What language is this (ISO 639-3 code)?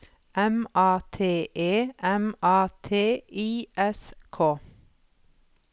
nor